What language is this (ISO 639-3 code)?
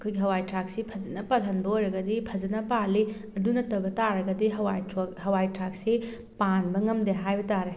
mni